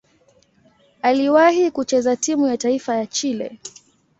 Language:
Swahili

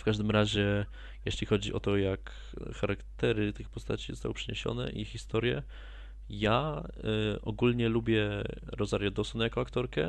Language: Polish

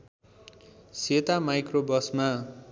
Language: Nepali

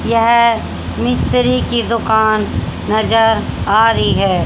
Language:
Hindi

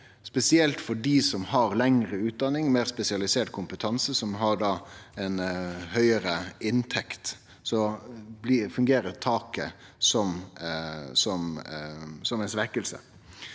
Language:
Norwegian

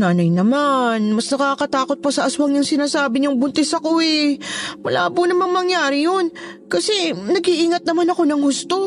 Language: Filipino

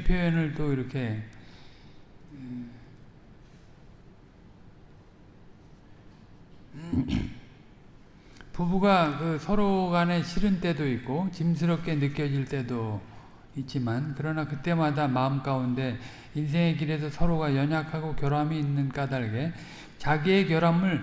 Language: Korean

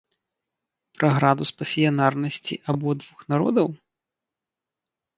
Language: Belarusian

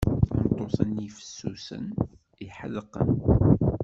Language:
Kabyle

